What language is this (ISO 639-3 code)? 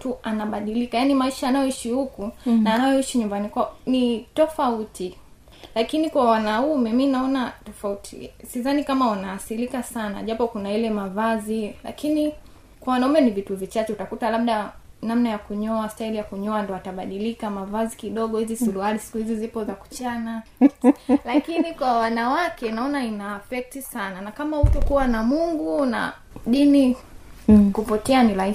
swa